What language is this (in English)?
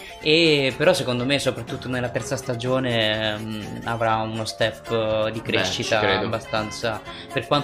Italian